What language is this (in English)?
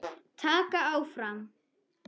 Icelandic